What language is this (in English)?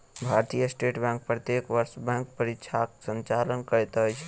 Maithili